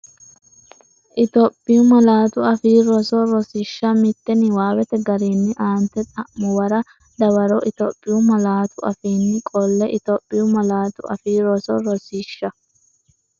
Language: Sidamo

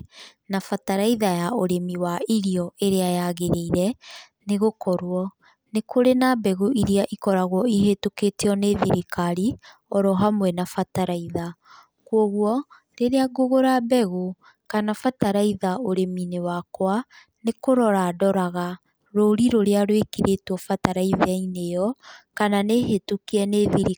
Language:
Kikuyu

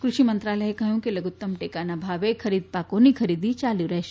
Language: Gujarati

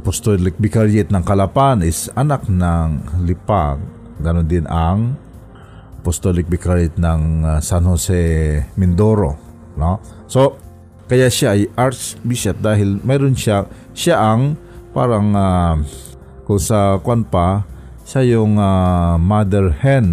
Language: Filipino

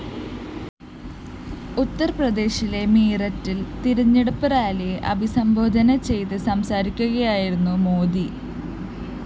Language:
Malayalam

